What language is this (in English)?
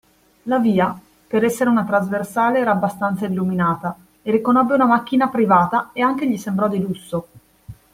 Italian